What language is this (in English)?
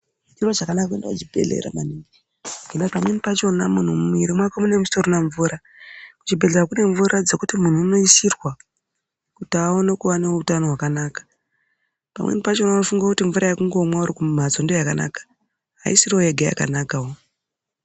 Ndau